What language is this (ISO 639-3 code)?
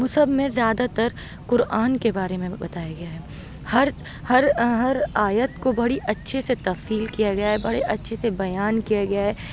urd